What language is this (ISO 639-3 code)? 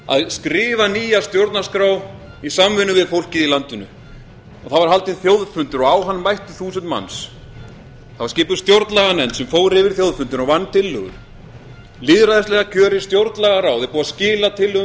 isl